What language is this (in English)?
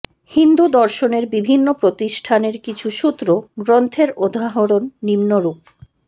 Bangla